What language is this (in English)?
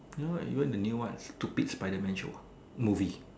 English